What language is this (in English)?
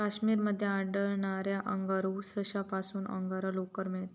Marathi